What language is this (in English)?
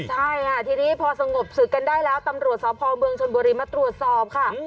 Thai